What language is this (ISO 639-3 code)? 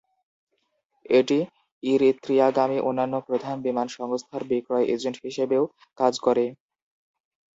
ben